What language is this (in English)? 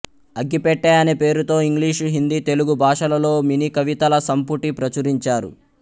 Telugu